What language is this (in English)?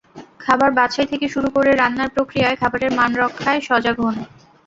Bangla